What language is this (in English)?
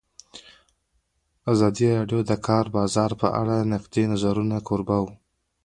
Pashto